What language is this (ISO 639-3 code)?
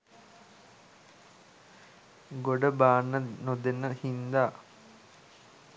sin